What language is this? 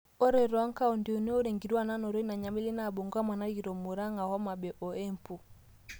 Masai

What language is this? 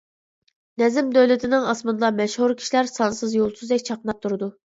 Uyghur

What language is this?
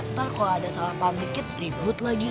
Indonesian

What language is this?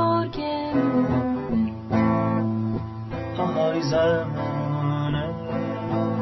Persian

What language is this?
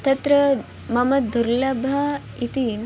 Sanskrit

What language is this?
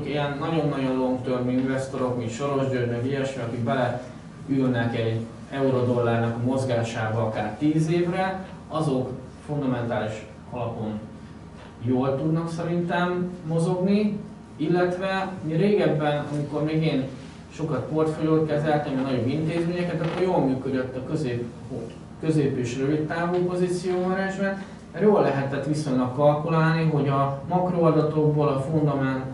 Hungarian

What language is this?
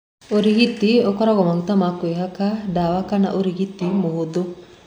Kikuyu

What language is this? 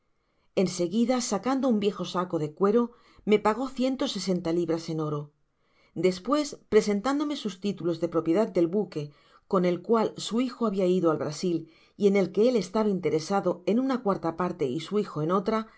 Spanish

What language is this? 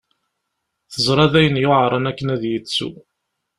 Kabyle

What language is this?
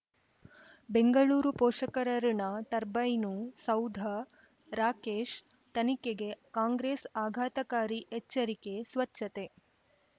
Kannada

